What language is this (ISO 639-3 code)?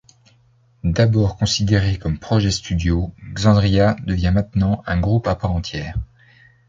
fra